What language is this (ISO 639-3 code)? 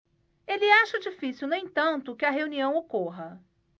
por